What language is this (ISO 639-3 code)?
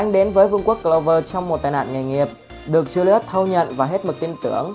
vie